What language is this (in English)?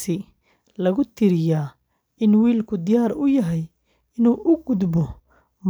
Somali